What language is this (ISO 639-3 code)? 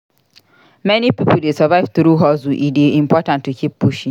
pcm